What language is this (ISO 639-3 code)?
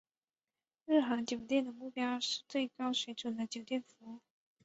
zho